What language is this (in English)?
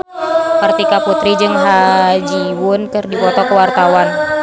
Sundanese